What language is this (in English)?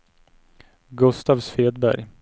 Swedish